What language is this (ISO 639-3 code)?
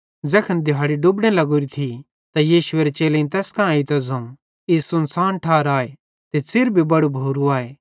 bhd